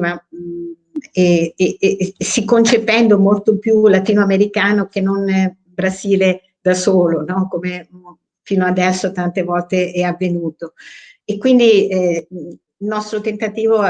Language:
Italian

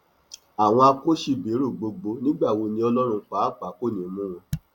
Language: Yoruba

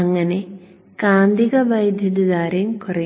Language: Malayalam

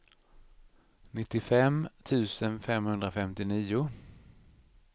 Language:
Swedish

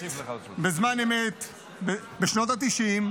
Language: Hebrew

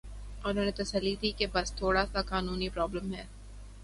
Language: Urdu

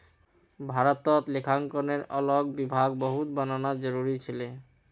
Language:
Magahi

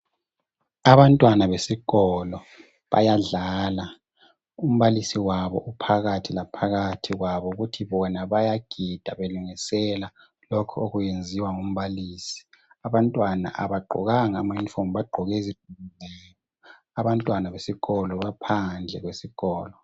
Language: North Ndebele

